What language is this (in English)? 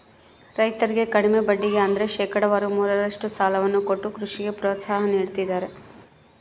Kannada